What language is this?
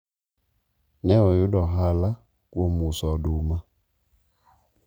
Luo (Kenya and Tanzania)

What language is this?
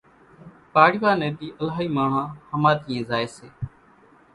Kachi Koli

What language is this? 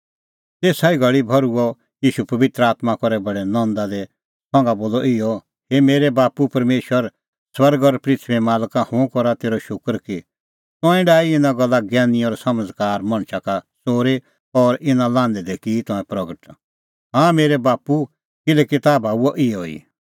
Kullu Pahari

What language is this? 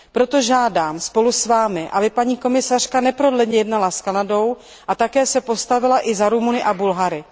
Czech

